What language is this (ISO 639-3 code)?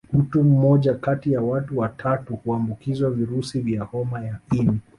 swa